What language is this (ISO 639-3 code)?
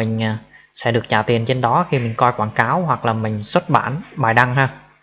vie